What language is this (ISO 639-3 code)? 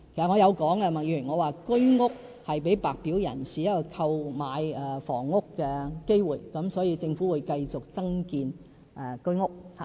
yue